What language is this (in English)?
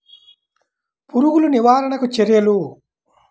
Telugu